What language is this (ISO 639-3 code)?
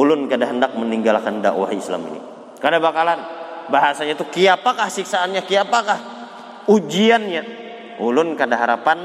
ind